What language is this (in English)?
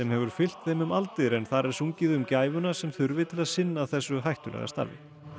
Icelandic